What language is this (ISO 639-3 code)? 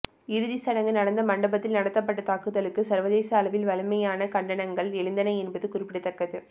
tam